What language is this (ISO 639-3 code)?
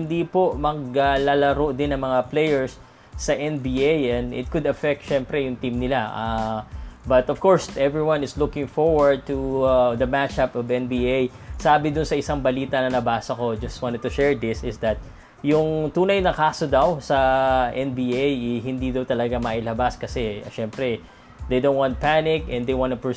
fil